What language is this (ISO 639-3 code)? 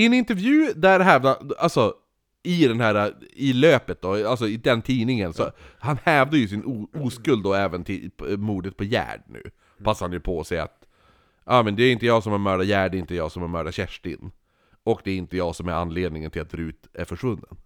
swe